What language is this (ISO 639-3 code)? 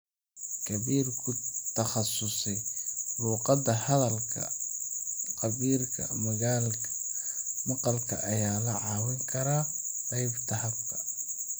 som